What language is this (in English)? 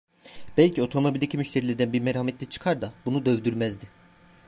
Turkish